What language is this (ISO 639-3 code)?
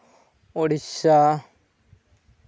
sat